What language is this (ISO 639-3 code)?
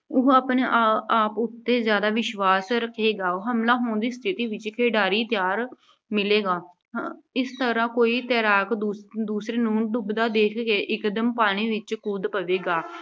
pan